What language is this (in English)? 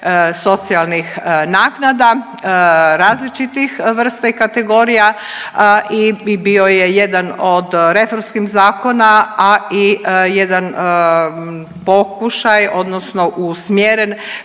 Croatian